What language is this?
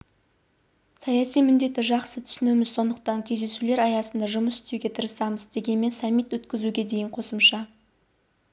Kazakh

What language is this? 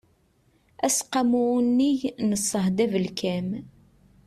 Kabyle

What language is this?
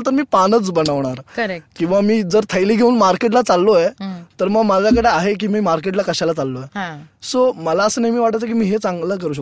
Marathi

